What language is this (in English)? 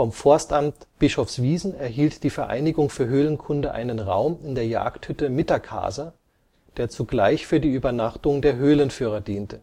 German